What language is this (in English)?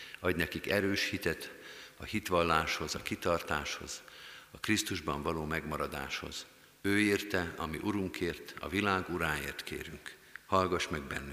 Hungarian